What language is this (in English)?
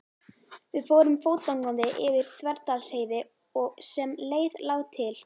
Icelandic